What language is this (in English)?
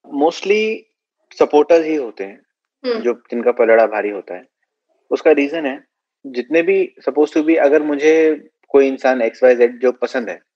Hindi